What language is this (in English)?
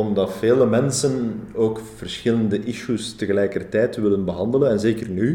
Dutch